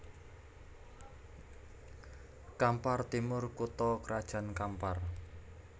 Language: Javanese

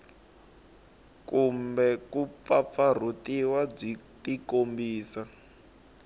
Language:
Tsonga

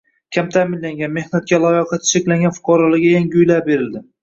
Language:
Uzbek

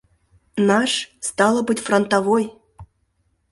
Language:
Mari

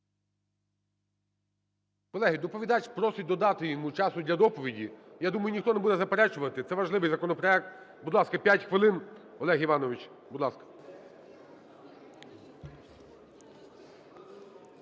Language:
Ukrainian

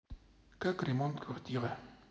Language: Russian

